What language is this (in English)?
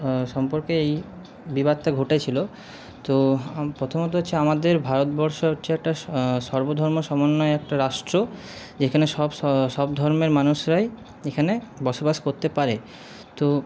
Bangla